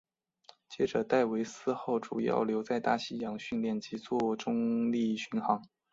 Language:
Chinese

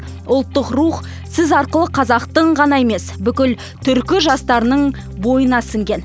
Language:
Kazakh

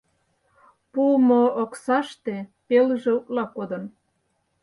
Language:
Mari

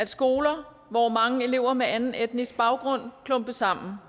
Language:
Danish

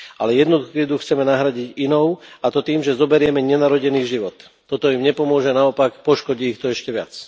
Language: Slovak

